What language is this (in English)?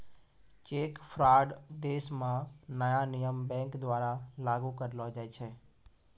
Maithili